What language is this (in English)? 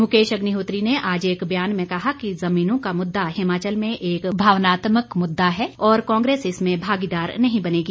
Hindi